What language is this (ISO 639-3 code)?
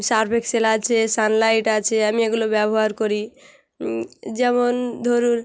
ben